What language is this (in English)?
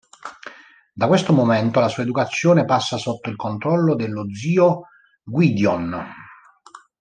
Italian